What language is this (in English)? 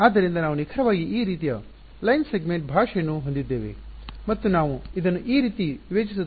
Kannada